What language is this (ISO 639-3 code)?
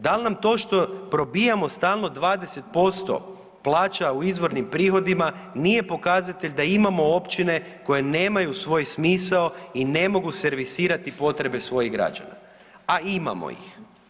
hrv